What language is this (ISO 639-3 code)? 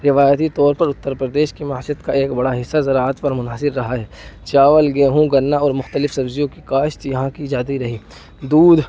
urd